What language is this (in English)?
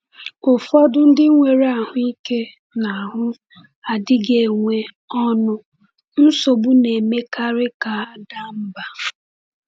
Igbo